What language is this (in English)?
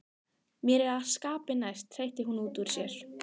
Icelandic